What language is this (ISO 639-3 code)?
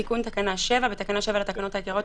heb